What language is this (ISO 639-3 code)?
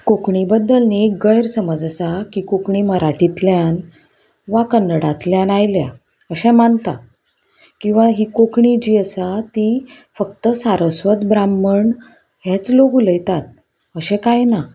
kok